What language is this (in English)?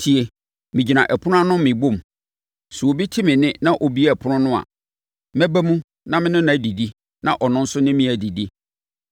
Akan